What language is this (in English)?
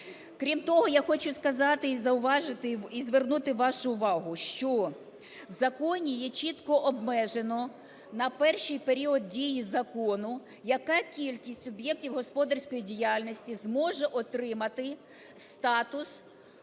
Ukrainian